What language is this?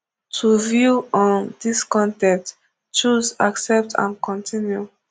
Nigerian Pidgin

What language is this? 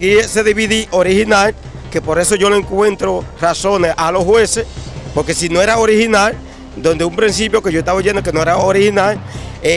Spanish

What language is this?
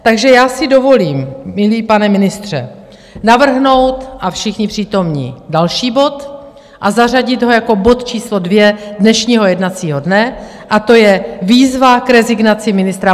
Czech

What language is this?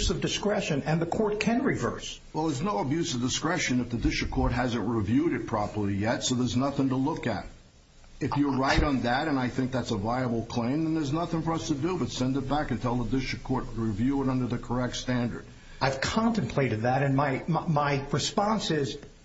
English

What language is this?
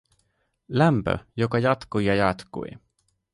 Finnish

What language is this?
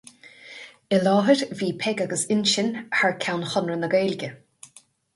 Irish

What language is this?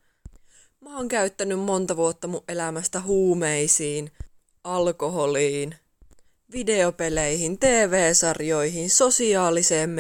Finnish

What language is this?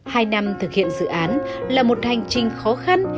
Vietnamese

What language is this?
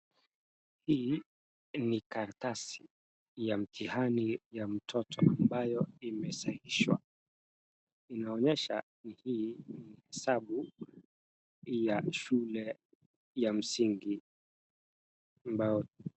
Swahili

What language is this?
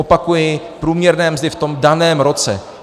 Czech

